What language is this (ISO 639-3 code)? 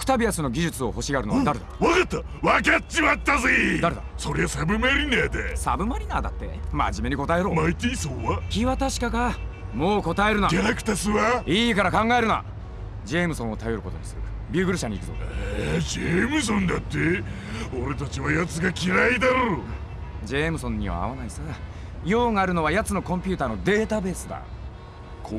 jpn